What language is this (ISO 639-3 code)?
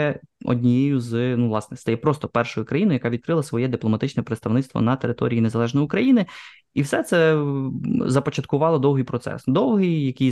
ukr